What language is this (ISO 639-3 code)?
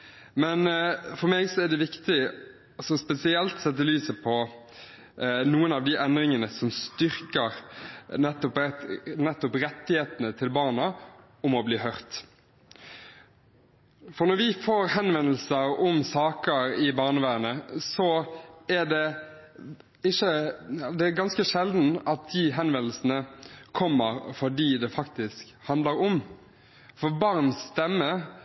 nob